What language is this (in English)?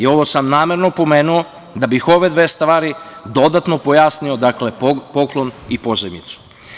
Serbian